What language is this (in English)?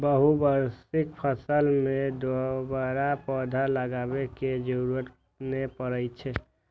Maithili